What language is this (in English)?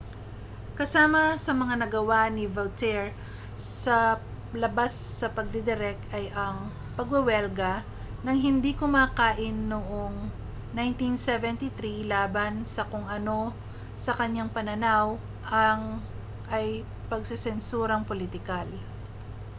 Filipino